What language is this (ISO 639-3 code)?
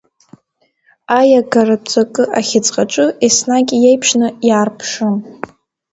abk